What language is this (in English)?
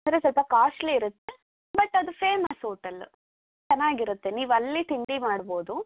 Kannada